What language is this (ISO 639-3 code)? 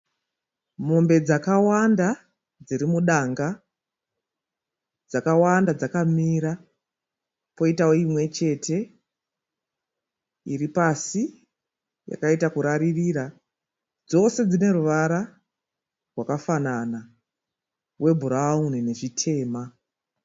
sna